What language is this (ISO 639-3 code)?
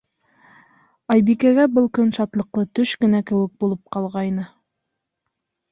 bak